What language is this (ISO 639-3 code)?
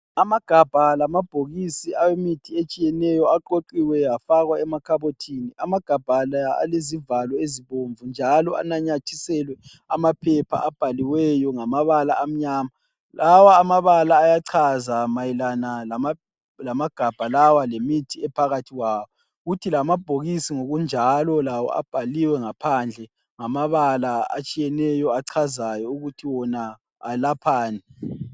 nde